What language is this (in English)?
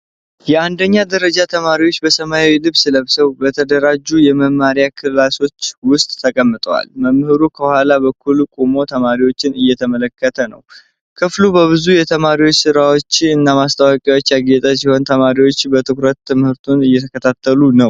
Amharic